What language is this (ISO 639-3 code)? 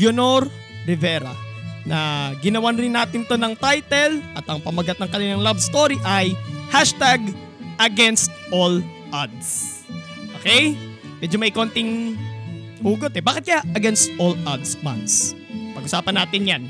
fil